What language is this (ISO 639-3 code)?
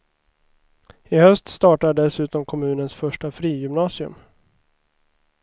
swe